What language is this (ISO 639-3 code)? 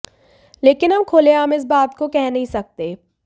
hin